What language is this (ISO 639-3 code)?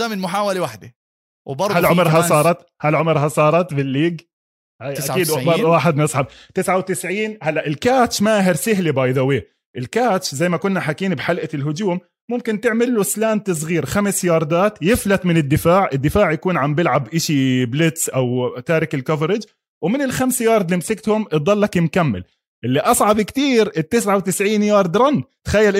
ara